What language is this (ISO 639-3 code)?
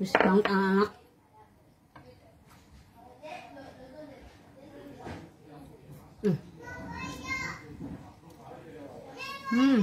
ind